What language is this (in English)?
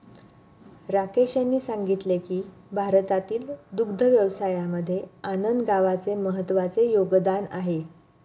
Marathi